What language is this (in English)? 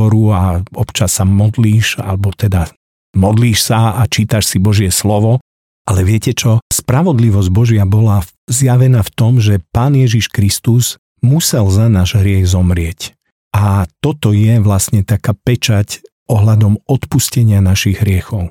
Slovak